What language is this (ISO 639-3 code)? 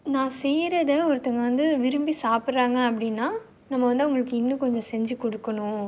tam